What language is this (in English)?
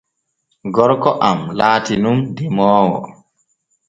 Borgu Fulfulde